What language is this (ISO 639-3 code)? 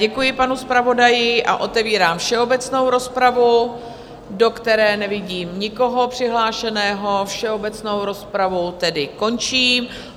ces